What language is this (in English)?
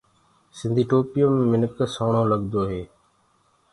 Gurgula